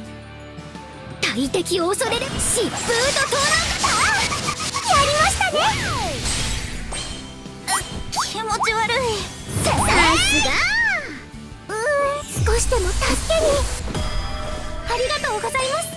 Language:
Japanese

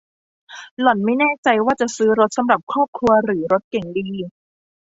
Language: Thai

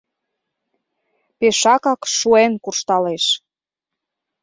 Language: Mari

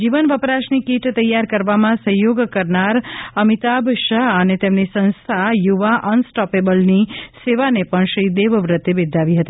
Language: Gujarati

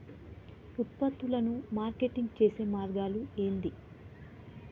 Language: Telugu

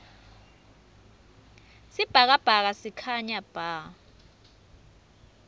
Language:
Swati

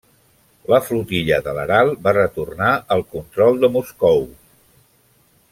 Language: Catalan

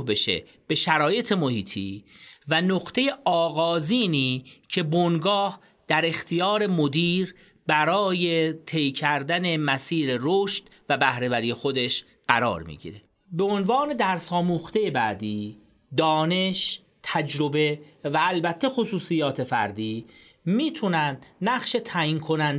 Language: Persian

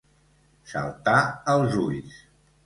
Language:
Catalan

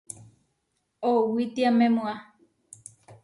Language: Huarijio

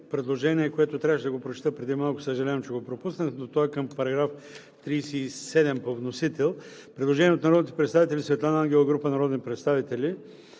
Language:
Bulgarian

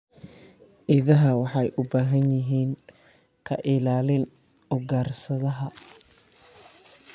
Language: Somali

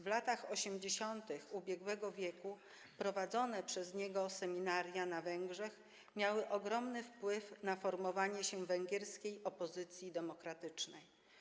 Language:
Polish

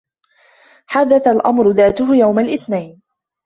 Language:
Arabic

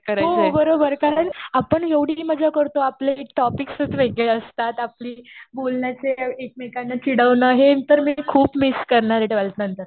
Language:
Marathi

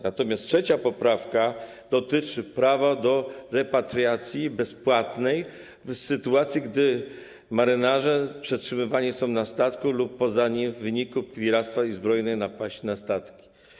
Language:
Polish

